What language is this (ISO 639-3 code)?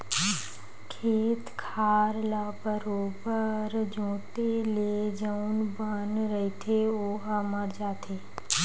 hne